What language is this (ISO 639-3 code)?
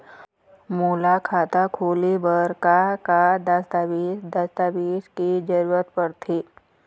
hne